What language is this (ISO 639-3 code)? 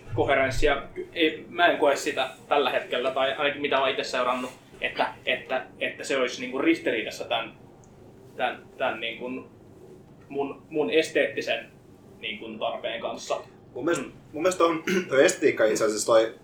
fin